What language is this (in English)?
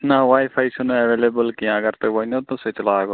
Kashmiri